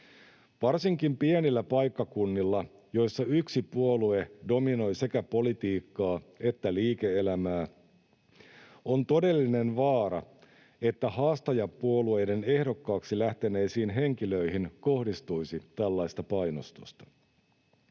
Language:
Finnish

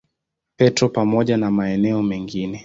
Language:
Swahili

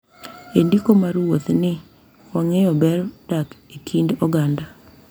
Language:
Luo (Kenya and Tanzania)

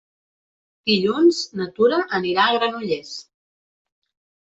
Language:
Catalan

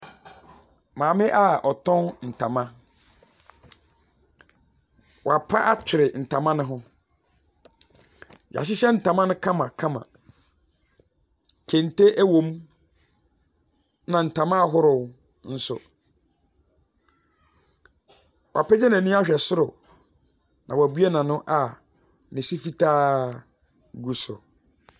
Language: Akan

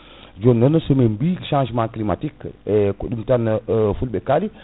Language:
Fula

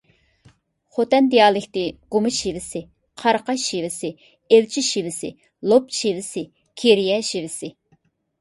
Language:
Uyghur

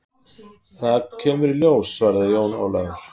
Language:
Icelandic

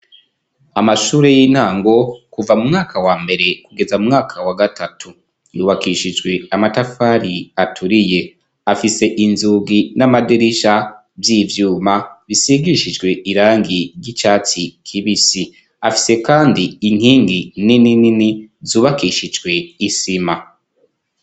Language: Rundi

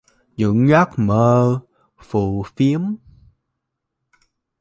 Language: Vietnamese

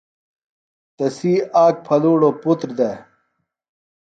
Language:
Phalura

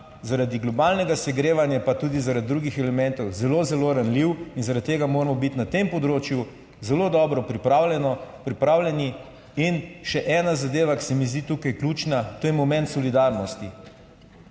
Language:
Slovenian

